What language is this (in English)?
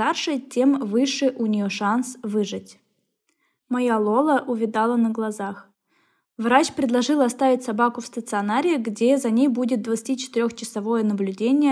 Russian